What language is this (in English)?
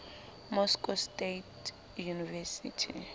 Southern Sotho